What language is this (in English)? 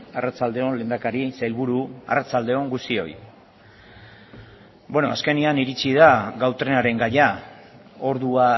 Basque